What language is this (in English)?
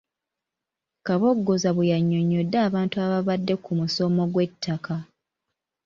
Ganda